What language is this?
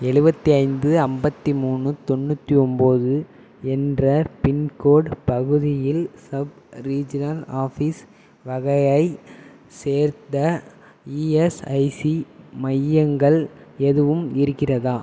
Tamil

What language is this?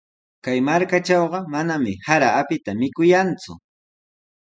Sihuas Ancash Quechua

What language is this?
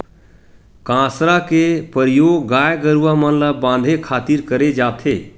Chhattisgarhi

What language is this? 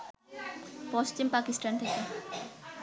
Bangla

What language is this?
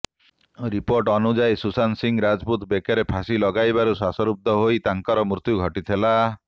Odia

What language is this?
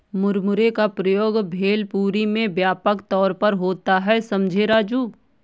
Hindi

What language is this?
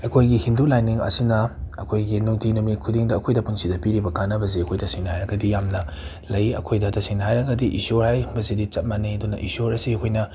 Manipuri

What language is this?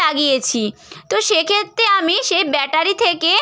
Bangla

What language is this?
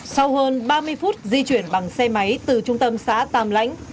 Vietnamese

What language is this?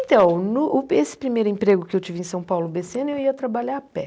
Portuguese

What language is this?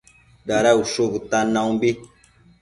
Matsés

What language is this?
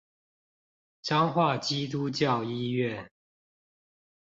Chinese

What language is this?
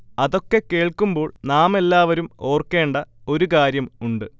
Malayalam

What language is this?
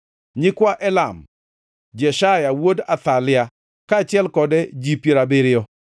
Luo (Kenya and Tanzania)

